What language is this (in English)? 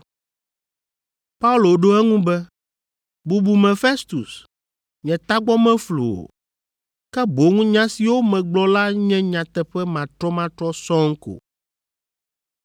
Ewe